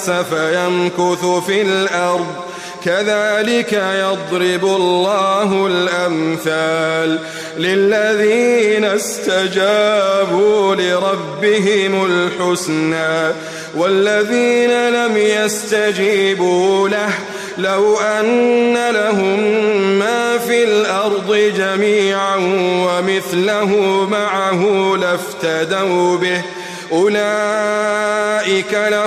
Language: Arabic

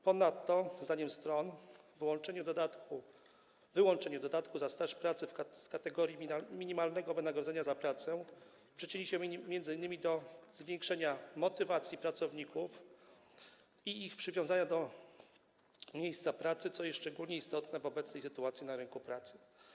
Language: Polish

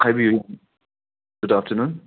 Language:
Manipuri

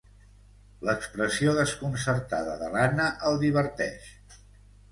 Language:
Catalan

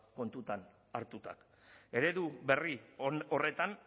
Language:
Basque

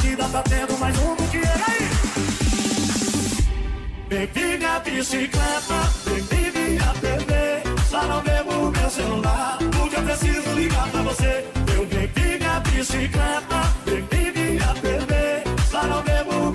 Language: Romanian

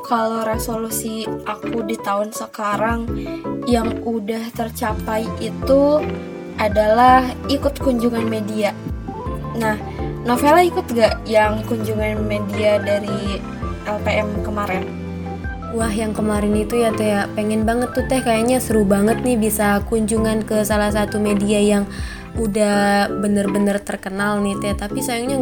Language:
Indonesian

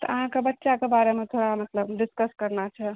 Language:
Maithili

